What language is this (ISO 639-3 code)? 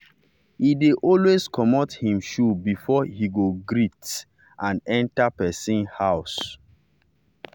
pcm